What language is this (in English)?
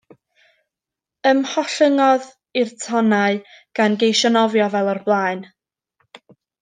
Welsh